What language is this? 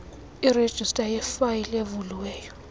Xhosa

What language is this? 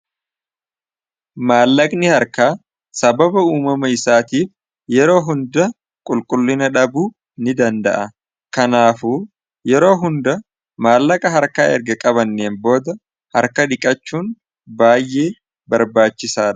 Oromo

